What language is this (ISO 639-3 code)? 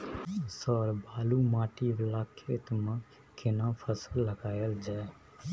mai